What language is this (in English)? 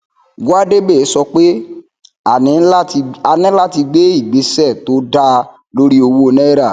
Yoruba